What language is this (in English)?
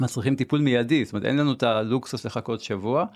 Hebrew